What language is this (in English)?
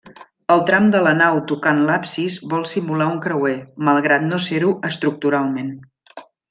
Catalan